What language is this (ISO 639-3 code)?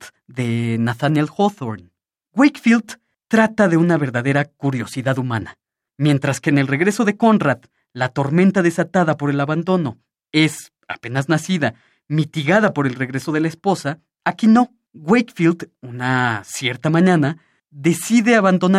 spa